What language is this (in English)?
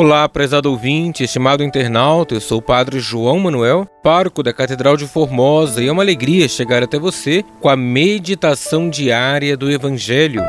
Portuguese